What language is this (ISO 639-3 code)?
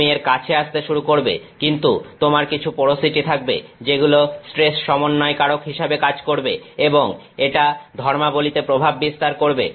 ben